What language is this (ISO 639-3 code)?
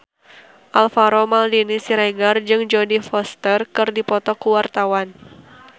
sun